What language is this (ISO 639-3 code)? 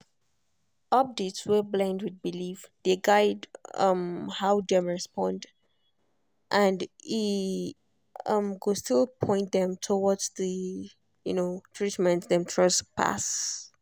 pcm